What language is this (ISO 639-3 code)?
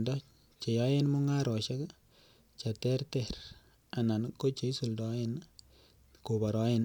kln